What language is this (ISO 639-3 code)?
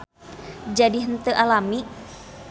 sun